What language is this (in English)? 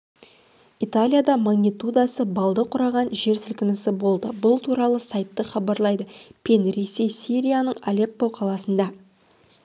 Kazakh